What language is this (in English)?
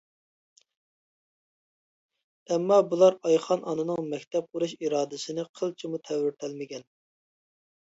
Uyghur